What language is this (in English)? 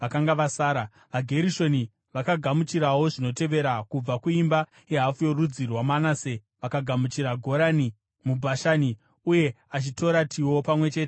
Shona